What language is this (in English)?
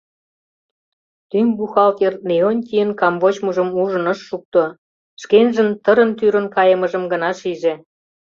Mari